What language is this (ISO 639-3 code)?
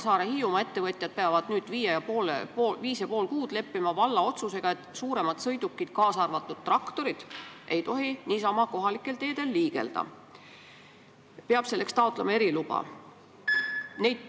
est